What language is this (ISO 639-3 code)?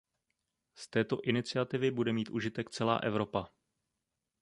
ces